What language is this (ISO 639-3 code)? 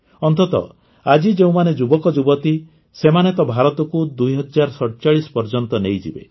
ori